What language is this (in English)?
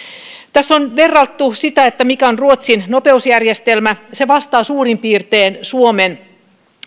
Finnish